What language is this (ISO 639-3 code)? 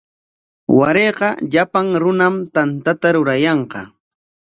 qwa